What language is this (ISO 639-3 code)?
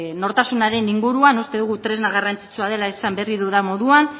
eus